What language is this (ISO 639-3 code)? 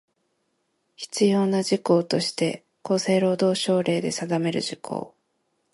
jpn